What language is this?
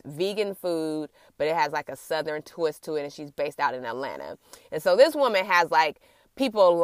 English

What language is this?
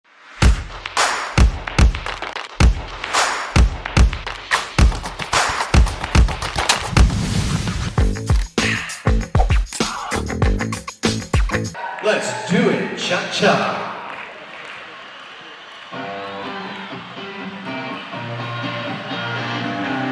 English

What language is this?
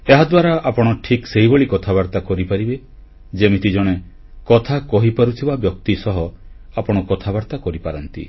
Odia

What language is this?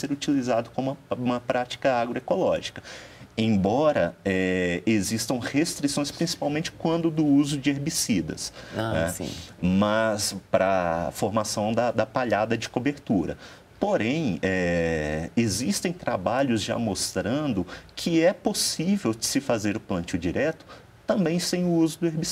Portuguese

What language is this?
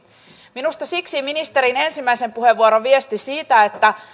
Finnish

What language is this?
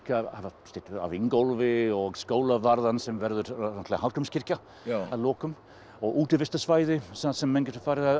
Icelandic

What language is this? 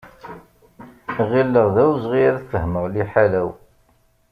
Kabyle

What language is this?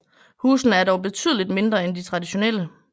Danish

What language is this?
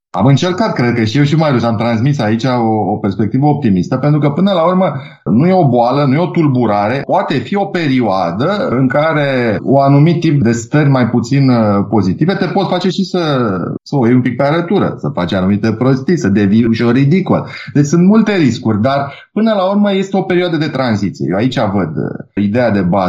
Romanian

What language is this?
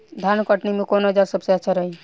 Bhojpuri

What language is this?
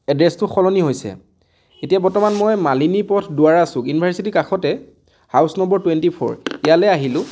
Assamese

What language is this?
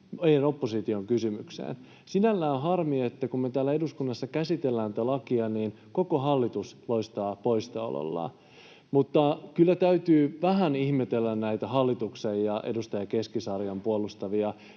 Finnish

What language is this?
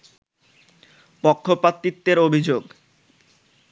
Bangla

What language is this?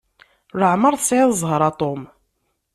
Kabyle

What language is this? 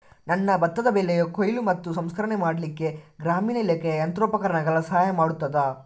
Kannada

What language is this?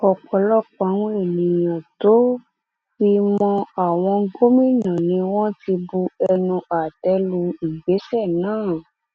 Yoruba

